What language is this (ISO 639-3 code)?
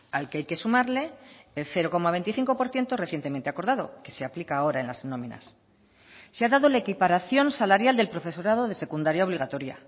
spa